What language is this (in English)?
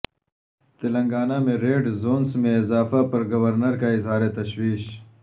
Urdu